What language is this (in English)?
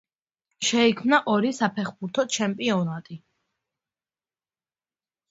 Georgian